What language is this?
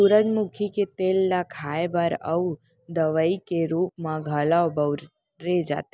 Chhattisgarhi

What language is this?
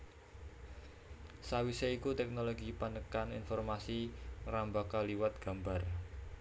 Javanese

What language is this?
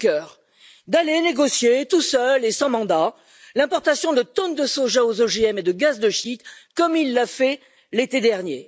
French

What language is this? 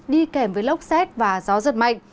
Vietnamese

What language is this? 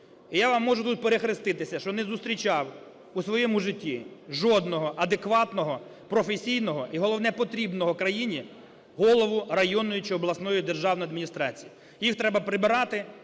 Ukrainian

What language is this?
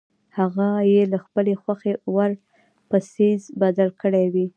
Pashto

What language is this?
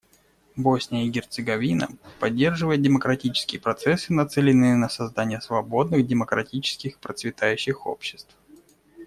Russian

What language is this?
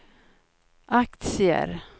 Swedish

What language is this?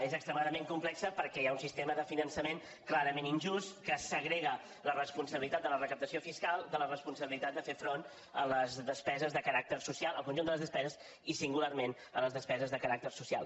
Catalan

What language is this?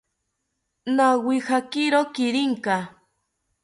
South Ucayali Ashéninka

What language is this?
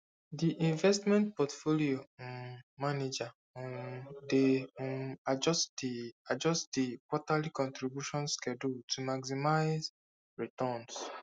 Nigerian Pidgin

